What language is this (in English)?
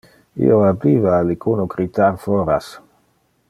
Interlingua